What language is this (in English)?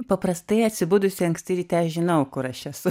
Lithuanian